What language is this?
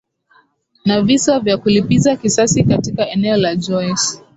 Swahili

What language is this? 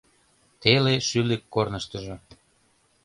Mari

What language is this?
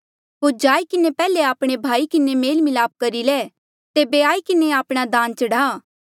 Mandeali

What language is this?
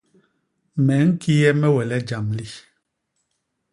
Basaa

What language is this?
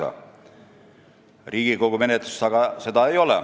Estonian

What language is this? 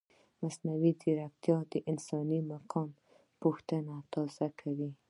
Pashto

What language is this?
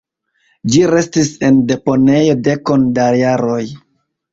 Esperanto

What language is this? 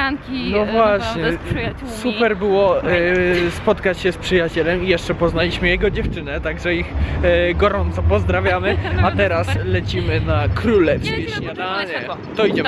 Polish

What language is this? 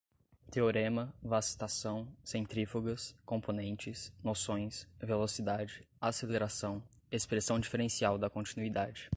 Portuguese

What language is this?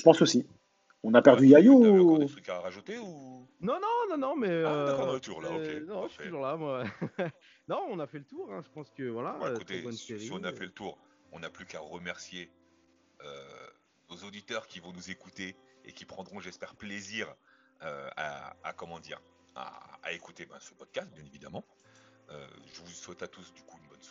French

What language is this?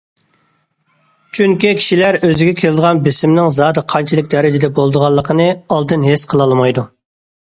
Uyghur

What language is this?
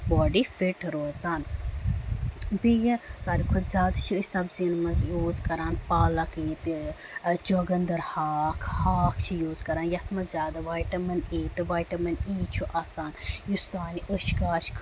Kashmiri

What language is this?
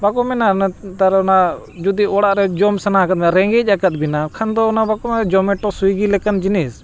Santali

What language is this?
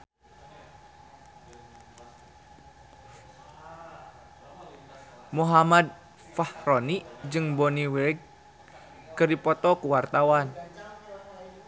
Sundanese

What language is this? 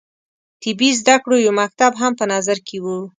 Pashto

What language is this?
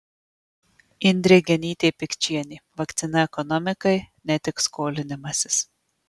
Lithuanian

